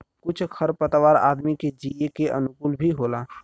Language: Bhojpuri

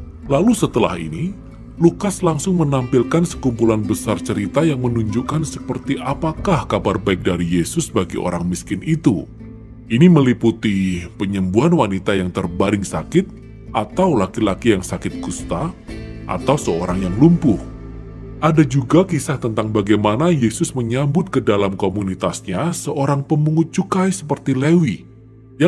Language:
Indonesian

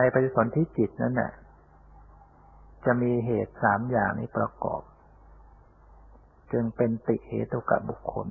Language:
Thai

